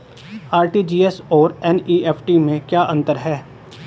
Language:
Hindi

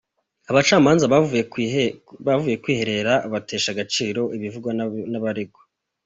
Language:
Kinyarwanda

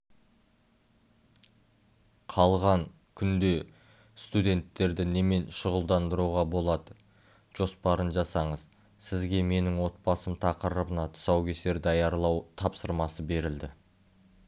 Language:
Kazakh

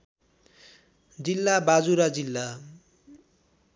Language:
Nepali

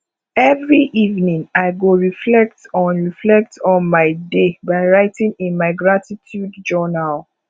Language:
Nigerian Pidgin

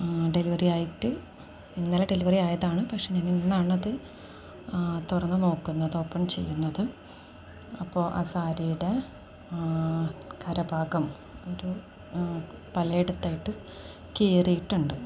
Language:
Malayalam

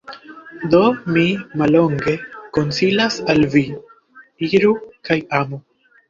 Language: Esperanto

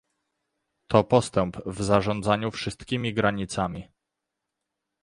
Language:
Polish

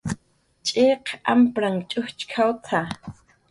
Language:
Jaqaru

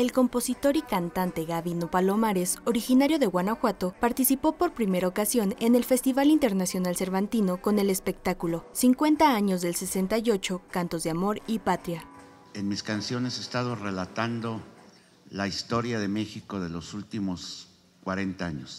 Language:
Spanish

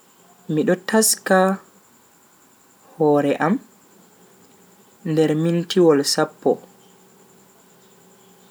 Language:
Bagirmi Fulfulde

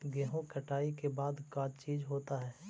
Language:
Magahi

